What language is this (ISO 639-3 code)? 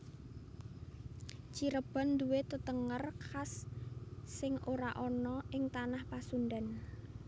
jav